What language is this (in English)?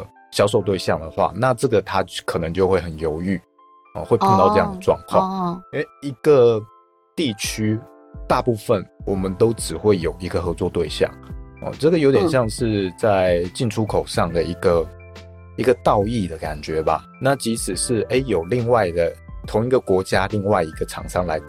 Chinese